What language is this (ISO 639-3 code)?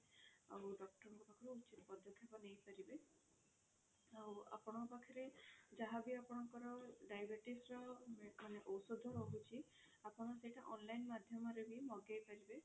ori